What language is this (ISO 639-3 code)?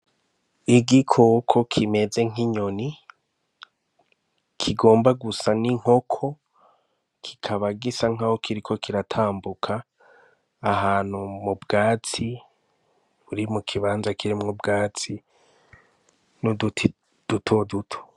run